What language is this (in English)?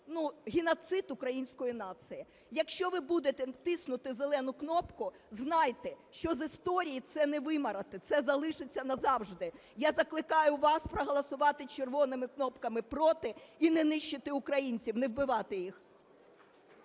Ukrainian